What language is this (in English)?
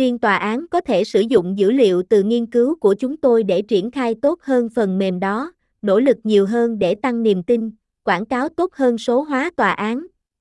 Vietnamese